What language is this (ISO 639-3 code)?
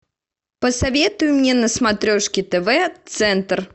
rus